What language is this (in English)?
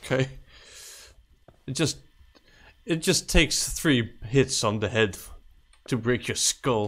English